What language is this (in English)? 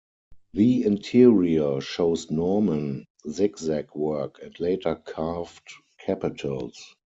English